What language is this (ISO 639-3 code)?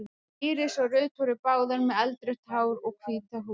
isl